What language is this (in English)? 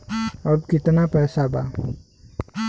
Bhojpuri